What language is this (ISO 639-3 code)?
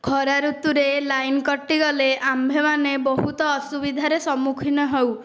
ori